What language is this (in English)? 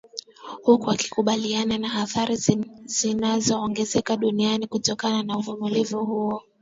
Swahili